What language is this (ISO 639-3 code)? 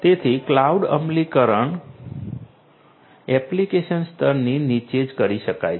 guj